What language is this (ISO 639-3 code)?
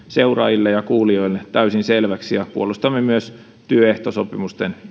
fin